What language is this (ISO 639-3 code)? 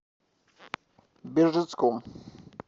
rus